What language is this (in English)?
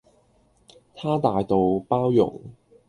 Cantonese